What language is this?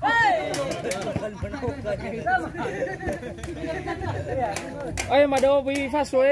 Indonesian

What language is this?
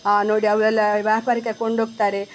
Kannada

